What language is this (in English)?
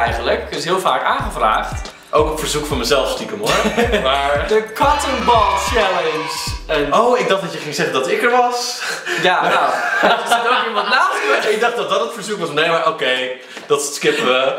Dutch